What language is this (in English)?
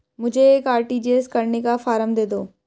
Hindi